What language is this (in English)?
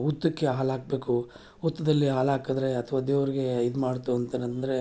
Kannada